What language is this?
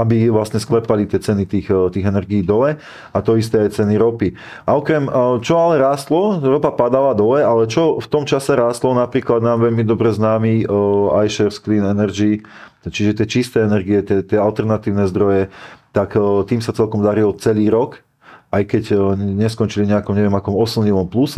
Slovak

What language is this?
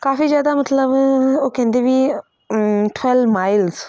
Punjabi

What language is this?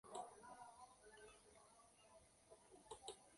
Guarani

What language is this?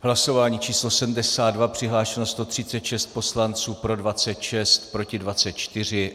Czech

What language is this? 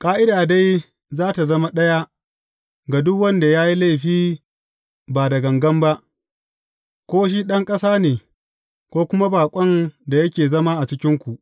Hausa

